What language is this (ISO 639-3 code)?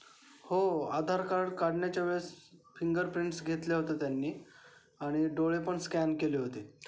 mar